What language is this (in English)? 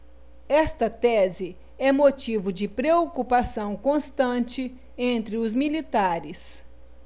Portuguese